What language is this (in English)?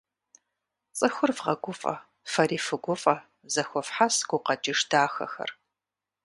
Kabardian